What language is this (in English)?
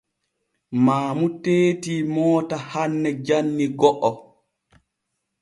Borgu Fulfulde